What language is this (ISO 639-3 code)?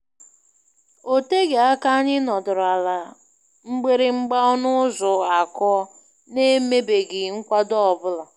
ibo